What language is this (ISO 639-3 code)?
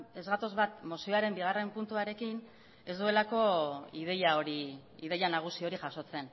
eus